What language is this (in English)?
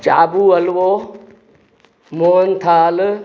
Sindhi